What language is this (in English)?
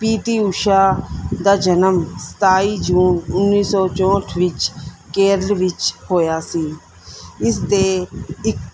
Punjabi